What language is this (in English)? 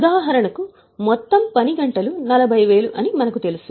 Telugu